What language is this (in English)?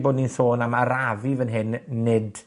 Welsh